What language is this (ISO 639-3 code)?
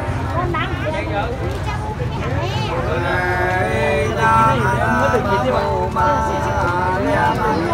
tha